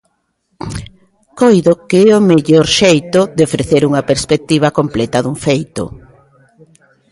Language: Galician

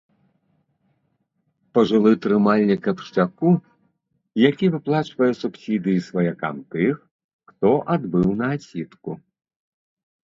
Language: Belarusian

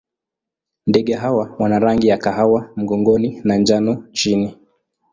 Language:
Swahili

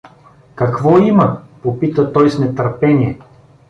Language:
Bulgarian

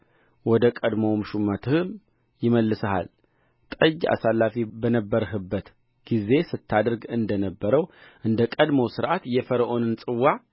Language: Amharic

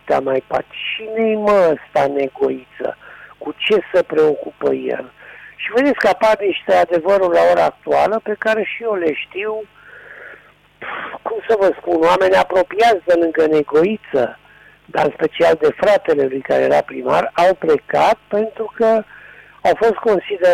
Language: Romanian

